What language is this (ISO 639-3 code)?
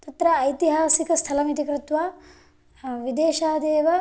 san